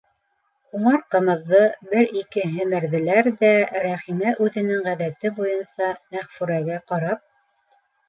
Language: Bashkir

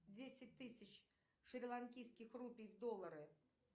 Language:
Russian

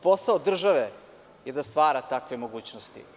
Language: Serbian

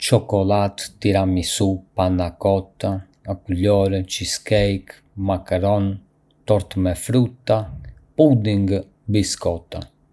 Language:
Arbëreshë Albanian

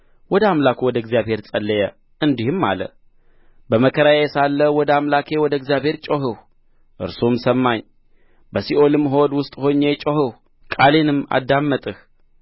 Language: Amharic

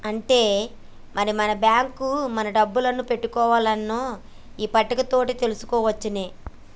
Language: Telugu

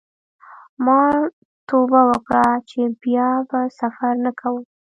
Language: Pashto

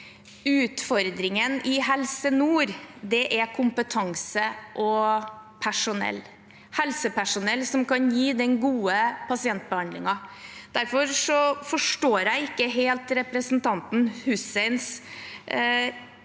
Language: Norwegian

